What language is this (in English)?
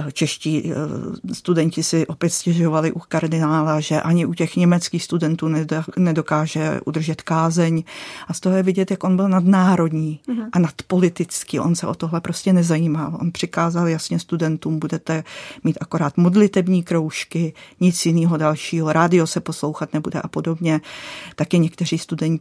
Czech